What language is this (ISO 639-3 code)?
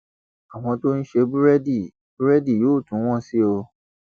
yor